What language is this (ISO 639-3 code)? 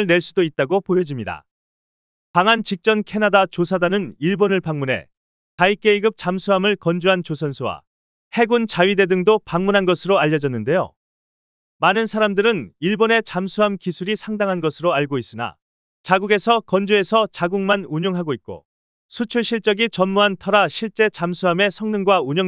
kor